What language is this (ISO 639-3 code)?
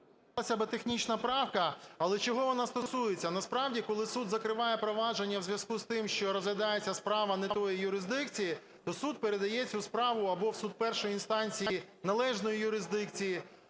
ukr